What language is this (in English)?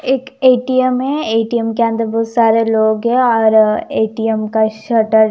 Hindi